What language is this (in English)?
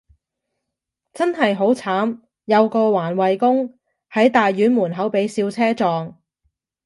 Cantonese